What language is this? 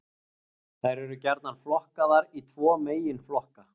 Icelandic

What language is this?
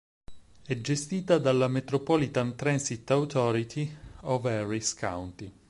Italian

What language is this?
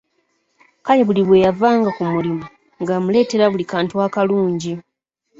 Ganda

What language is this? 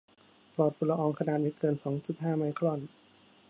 Thai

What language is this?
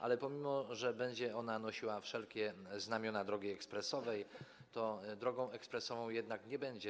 Polish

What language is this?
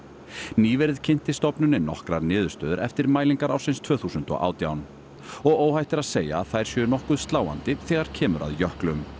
Icelandic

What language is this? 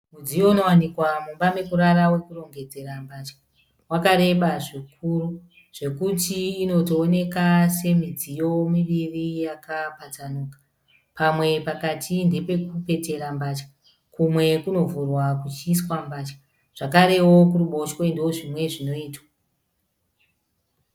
Shona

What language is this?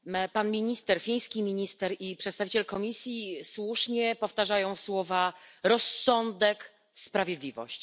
Polish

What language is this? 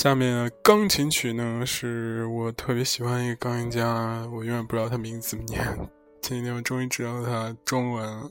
Chinese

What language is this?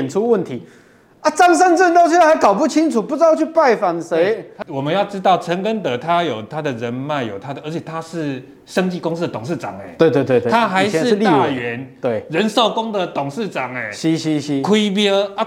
Chinese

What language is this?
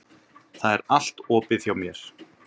Icelandic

